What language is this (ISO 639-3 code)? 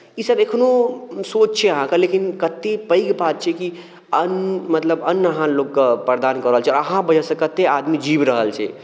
mai